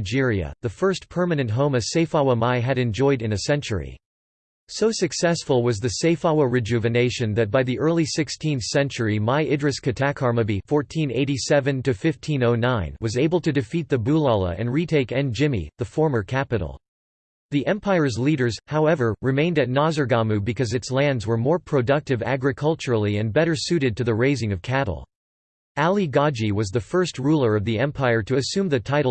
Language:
English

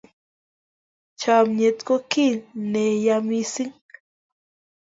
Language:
Kalenjin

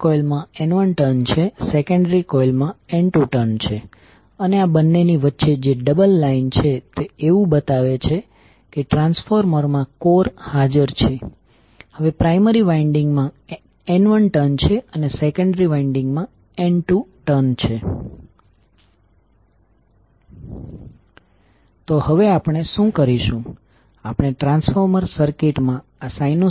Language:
Gujarati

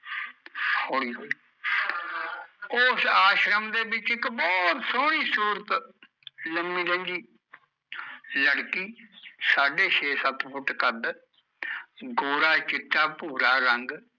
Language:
Punjabi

